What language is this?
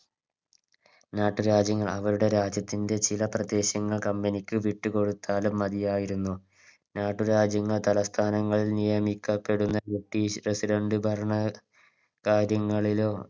Malayalam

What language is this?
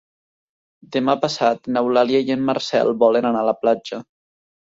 Catalan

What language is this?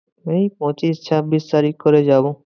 Bangla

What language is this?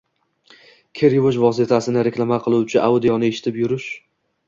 Uzbek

